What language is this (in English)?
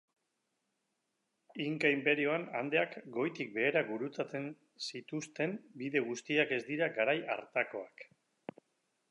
Basque